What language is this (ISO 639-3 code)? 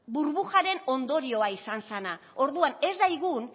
eus